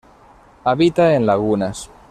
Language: Spanish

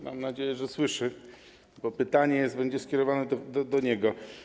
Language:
Polish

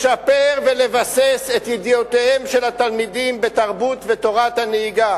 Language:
Hebrew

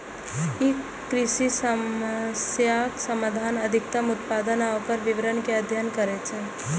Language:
Maithili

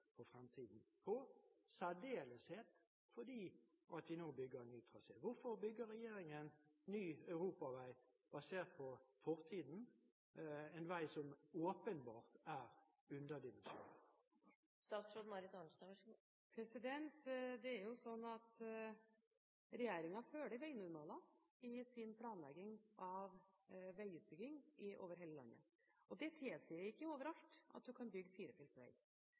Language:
Norwegian Bokmål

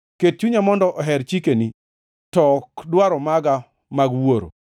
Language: Luo (Kenya and Tanzania)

